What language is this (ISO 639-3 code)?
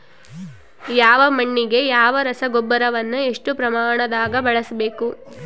kan